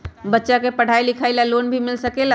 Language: Magahi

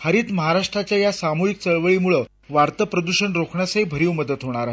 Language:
Marathi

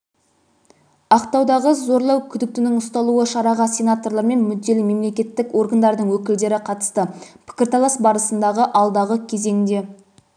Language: Kazakh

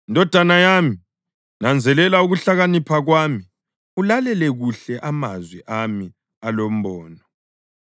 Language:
North Ndebele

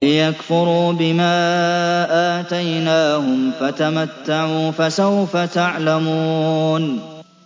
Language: Arabic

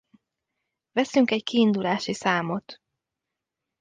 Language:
Hungarian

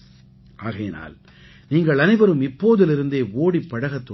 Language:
Tamil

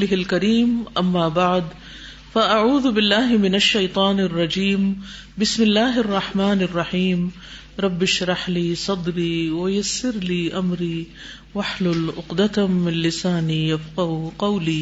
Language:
Urdu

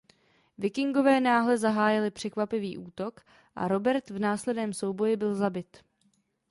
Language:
Czech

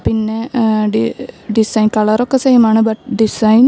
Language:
Malayalam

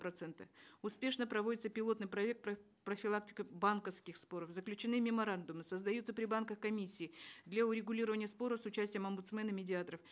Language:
Kazakh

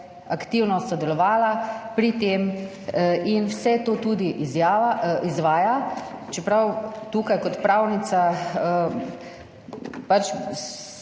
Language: Slovenian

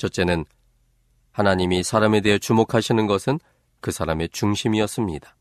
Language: Korean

